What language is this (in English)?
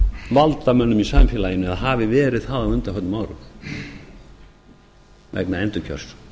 Icelandic